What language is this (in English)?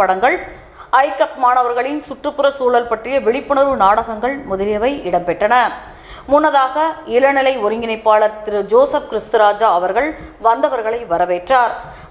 English